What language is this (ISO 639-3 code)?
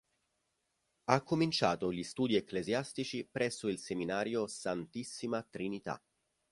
ita